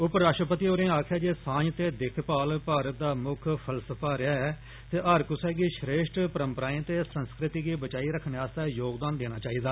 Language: Dogri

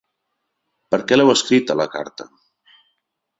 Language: Catalan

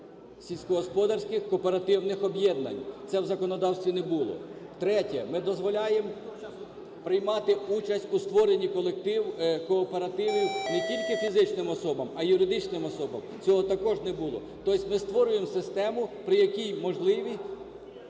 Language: Ukrainian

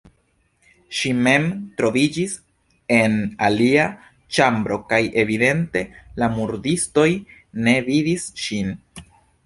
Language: Esperanto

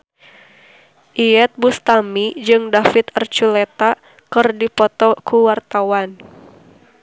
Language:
Sundanese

